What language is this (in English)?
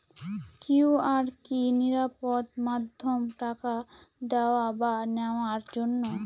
Bangla